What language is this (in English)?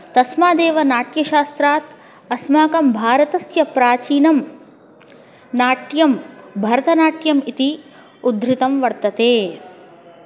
Sanskrit